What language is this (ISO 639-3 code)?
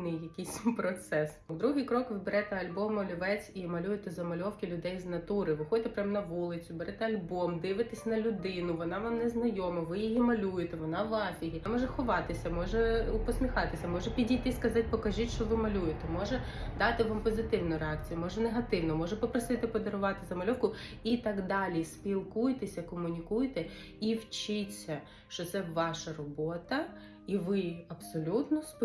ukr